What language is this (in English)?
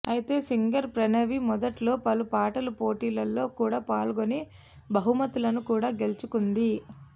Telugu